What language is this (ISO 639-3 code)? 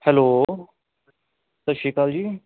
pan